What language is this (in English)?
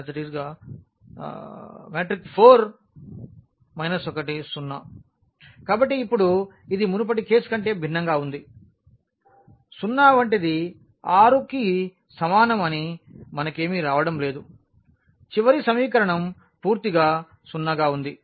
Telugu